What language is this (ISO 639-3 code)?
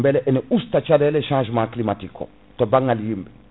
ful